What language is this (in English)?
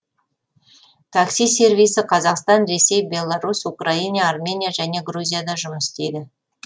Kazakh